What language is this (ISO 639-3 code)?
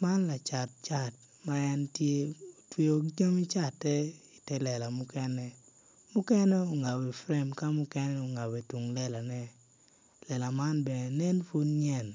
ach